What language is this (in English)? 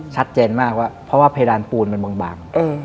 Thai